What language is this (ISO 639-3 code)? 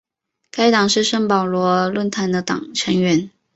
zho